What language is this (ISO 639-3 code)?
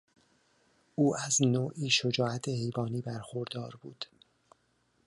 fas